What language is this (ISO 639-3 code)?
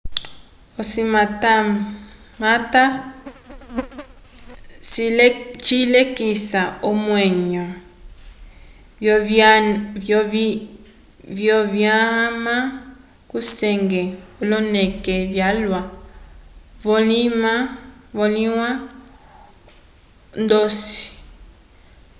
umb